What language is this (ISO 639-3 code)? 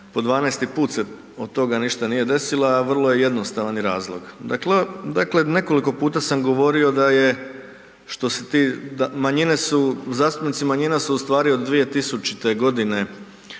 hrv